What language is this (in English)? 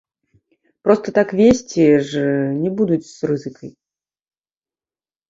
Belarusian